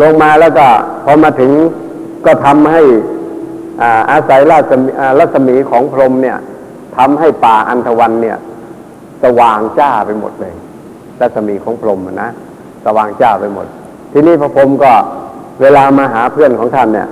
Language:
Thai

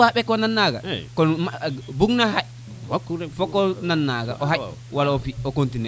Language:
Serer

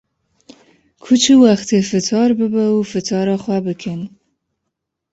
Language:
Kurdish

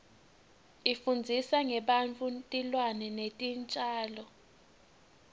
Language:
Swati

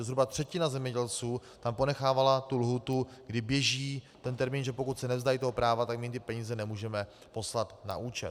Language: Czech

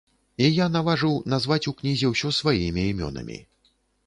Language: Belarusian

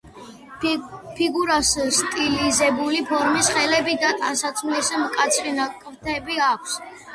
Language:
Georgian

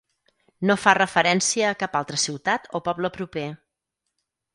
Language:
Catalan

